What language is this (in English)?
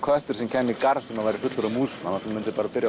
Icelandic